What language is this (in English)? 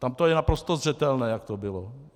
Czech